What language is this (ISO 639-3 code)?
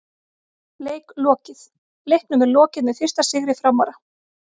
isl